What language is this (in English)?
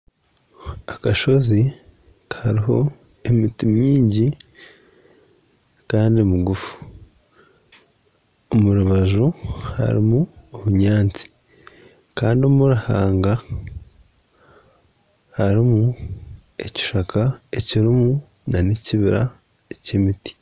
Nyankole